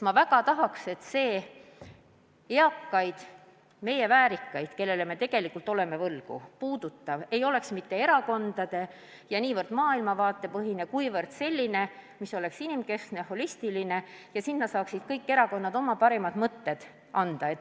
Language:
Estonian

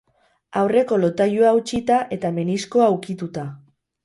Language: Basque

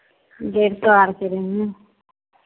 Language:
Maithili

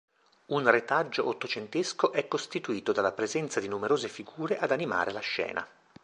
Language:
Italian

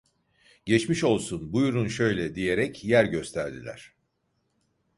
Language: Turkish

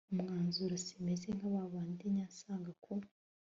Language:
Kinyarwanda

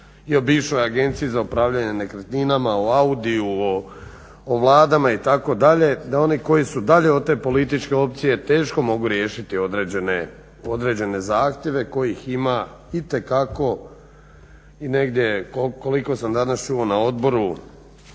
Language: Croatian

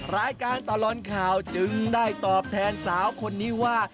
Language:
Thai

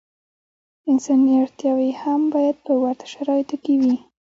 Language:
Pashto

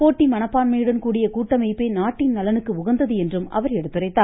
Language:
Tamil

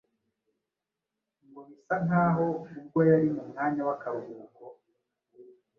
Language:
Kinyarwanda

